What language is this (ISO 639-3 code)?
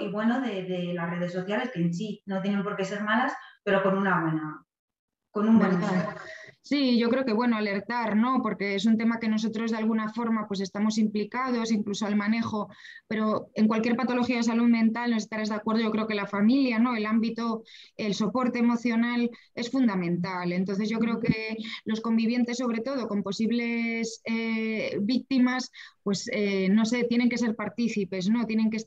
spa